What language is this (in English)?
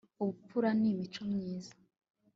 Kinyarwanda